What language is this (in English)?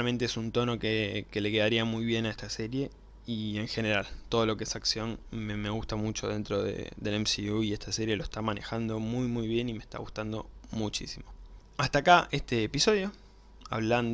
Spanish